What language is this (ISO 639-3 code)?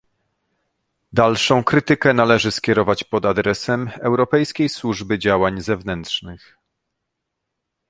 pol